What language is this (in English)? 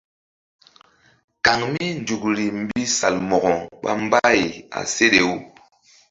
Mbum